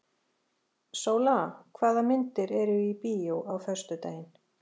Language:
Icelandic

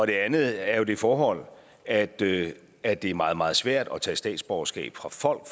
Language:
Danish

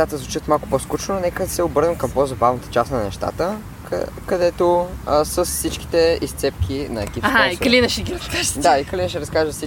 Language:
Bulgarian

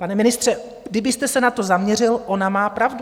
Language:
Czech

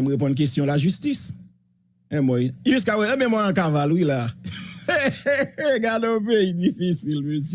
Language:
French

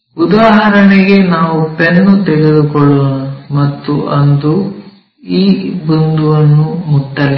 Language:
Kannada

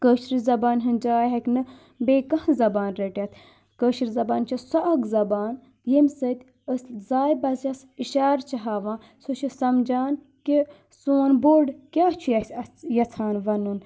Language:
Kashmiri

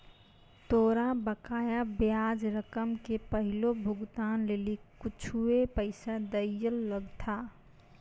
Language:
Maithili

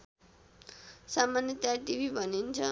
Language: Nepali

